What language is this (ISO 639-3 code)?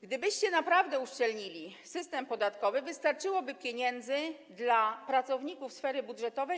pol